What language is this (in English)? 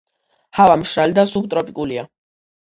Georgian